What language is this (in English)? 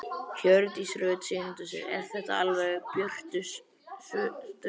Icelandic